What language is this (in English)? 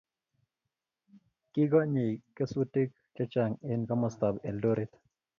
Kalenjin